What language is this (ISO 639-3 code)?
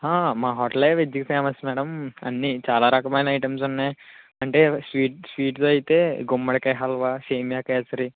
tel